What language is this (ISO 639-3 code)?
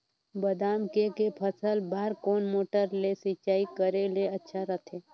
hne